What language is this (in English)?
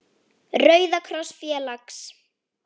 Icelandic